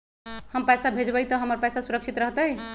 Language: Magahi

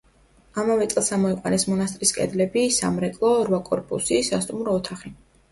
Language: Georgian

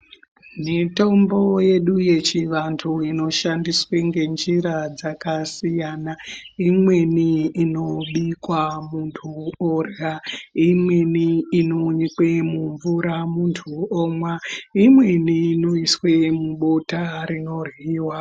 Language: Ndau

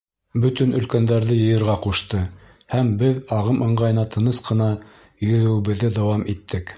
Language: Bashkir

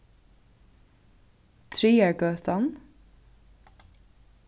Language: Faroese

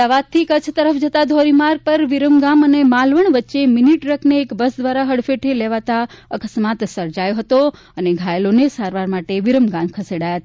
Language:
Gujarati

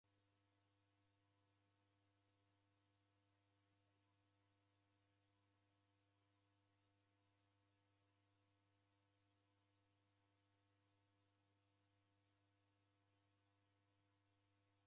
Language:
Taita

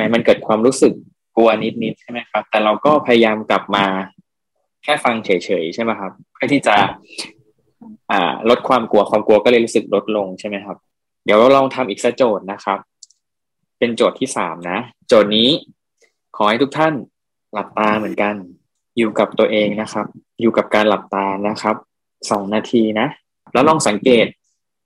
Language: Thai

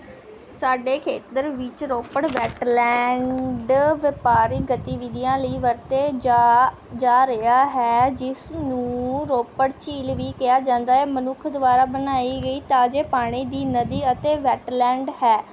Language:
Punjabi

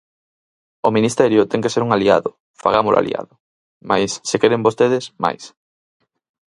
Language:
Galician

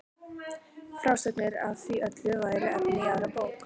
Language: Icelandic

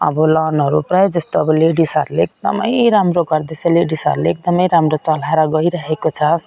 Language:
Nepali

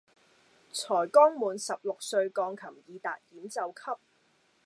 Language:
Cantonese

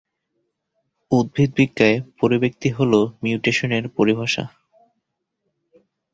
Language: Bangla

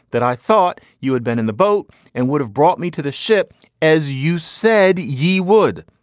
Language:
English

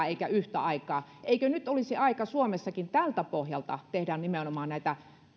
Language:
Finnish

